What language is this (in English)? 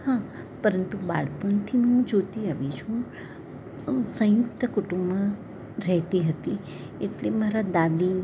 Gujarati